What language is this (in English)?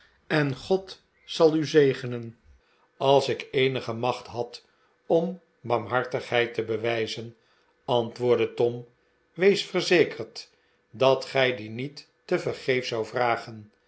Dutch